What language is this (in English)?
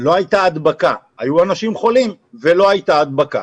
Hebrew